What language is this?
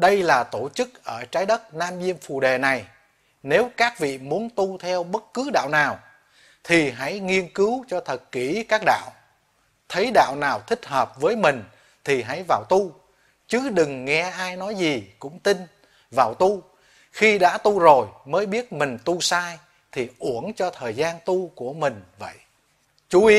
Vietnamese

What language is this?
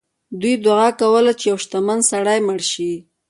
Pashto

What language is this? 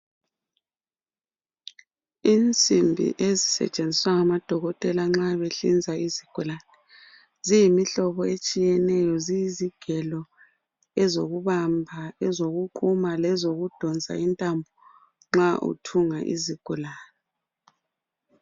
North Ndebele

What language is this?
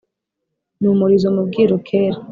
Kinyarwanda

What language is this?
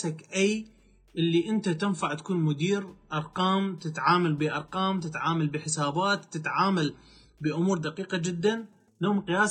Arabic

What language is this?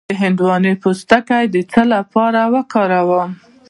Pashto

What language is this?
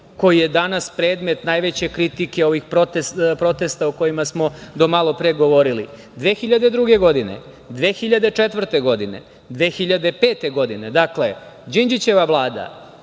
Serbian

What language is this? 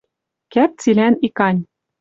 Western Mari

